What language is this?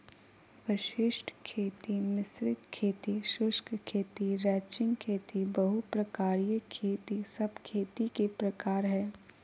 Magahi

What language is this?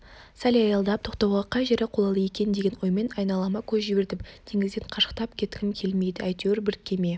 Kazakh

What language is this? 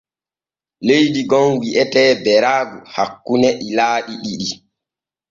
Borgu Fulfulde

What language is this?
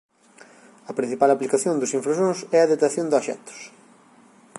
Galician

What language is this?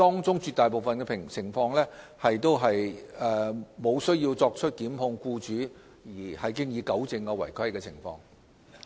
Cantonese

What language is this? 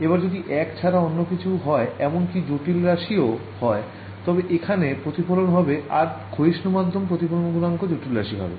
Bangla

